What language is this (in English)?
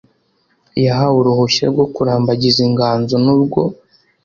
Kinyarwanda